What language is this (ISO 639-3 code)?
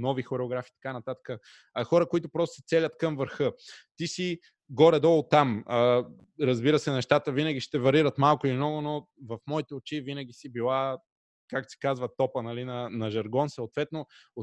bul